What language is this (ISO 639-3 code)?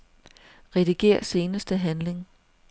dan